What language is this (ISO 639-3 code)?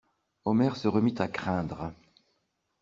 fra